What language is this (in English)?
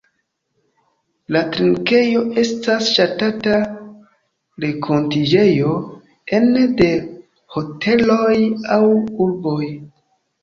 Esperanto